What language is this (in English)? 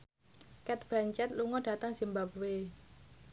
Javanese